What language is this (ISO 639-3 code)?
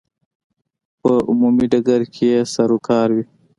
pus